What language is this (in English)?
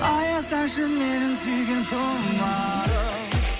Kazakh